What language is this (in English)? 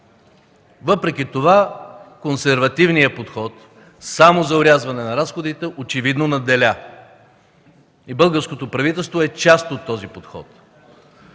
Bulgarian